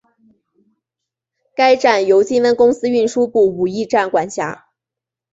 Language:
Chinese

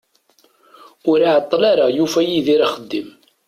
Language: Kabyle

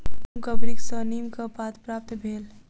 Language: Maithili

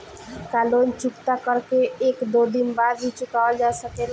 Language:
Bhojpuri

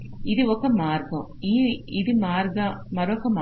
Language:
Telugu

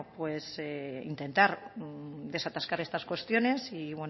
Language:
Spanish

